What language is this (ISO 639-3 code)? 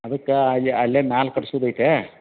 kan